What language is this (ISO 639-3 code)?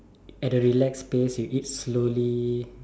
eng